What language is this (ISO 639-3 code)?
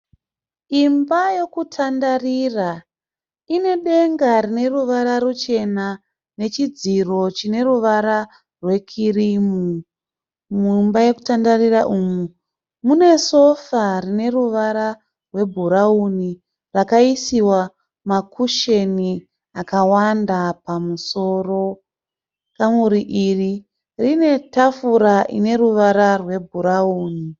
sna